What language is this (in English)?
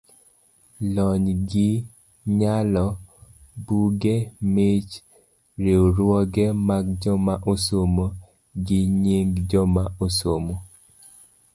Luo (Kenya and Tanzania)